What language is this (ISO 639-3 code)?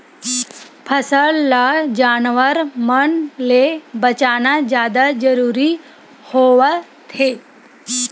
hne